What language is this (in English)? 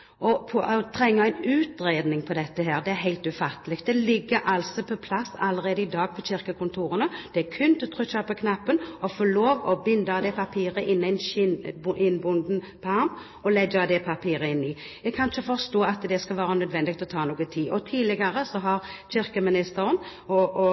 Norwegian Bokmål